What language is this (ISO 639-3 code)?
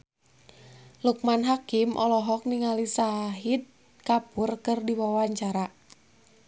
sun